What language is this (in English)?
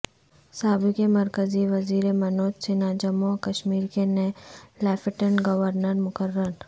Urdu